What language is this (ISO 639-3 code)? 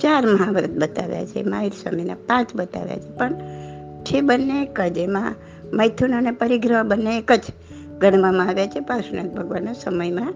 guj